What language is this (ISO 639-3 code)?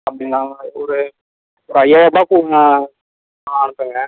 tam